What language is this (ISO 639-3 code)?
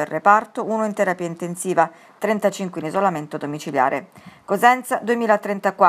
ita